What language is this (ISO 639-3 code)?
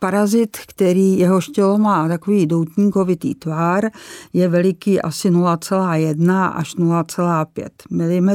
ces